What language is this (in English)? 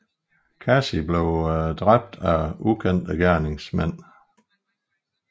Danish